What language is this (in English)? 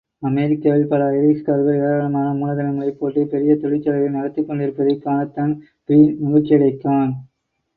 Tamil